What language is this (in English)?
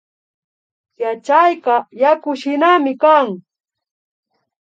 Imbabura Highland Quichua